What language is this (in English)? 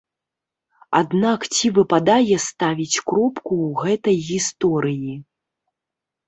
Belarusian